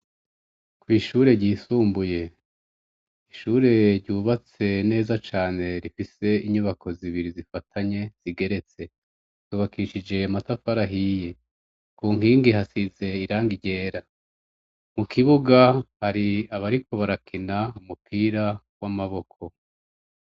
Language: Rundi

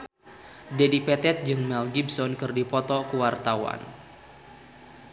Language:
Sundanese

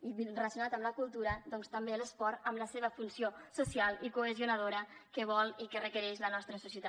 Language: Catalan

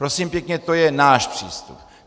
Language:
Czech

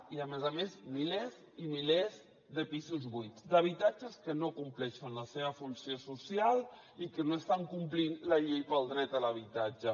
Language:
Catalan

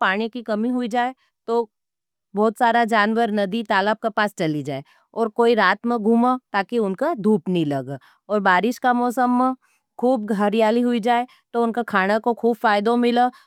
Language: Nimadi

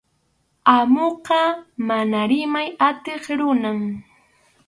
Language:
Arequipa-La Unión Quechua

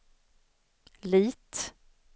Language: Swedish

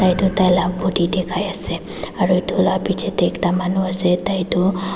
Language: Naga Pidgin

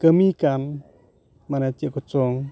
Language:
Santali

